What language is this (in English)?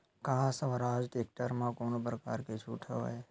Chhattisgarhi